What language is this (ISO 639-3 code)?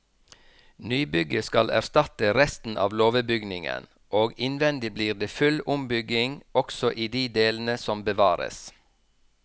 nor